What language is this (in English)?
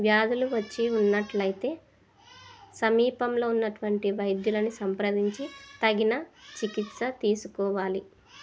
Telugu